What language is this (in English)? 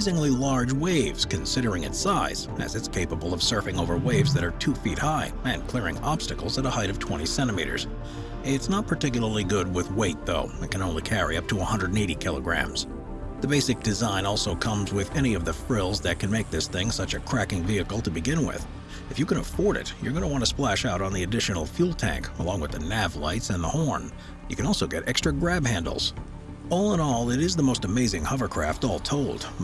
English